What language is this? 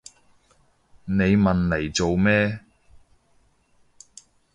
Cantonese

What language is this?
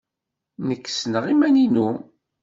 Kabyle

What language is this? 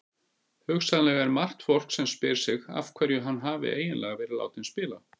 Icelandic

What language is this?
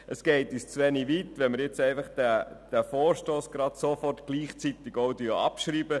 Swiss German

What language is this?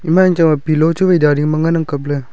Wancho Naga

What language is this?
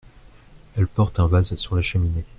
French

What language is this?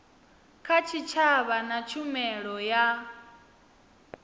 Venda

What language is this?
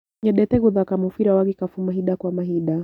Kikuyu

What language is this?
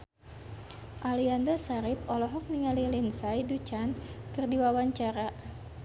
Sundanese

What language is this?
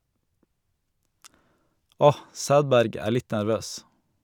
Norwegian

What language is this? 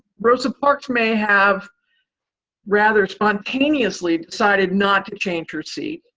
English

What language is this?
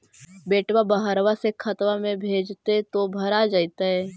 Magahi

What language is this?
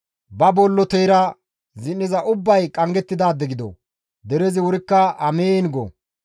Gamo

